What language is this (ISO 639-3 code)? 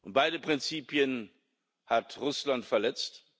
deu